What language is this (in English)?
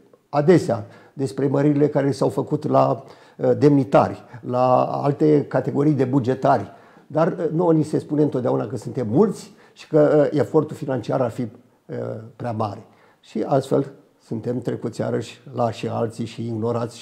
Romanian